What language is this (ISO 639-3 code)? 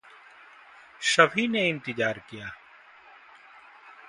hin